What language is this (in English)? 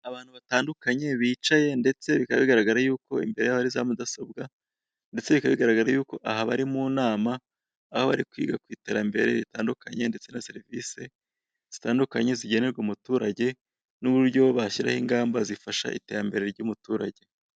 Kinyarwanda